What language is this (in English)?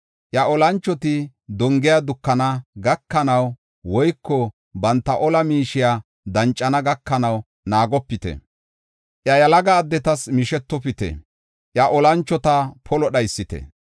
Gofa